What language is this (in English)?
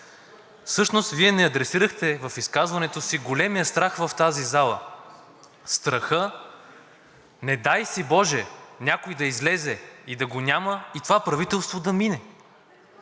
Bulgarian